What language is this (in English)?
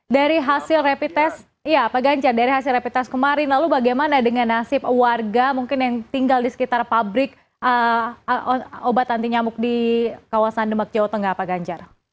Indonesian